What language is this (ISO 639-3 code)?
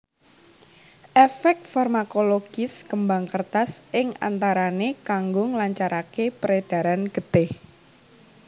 jav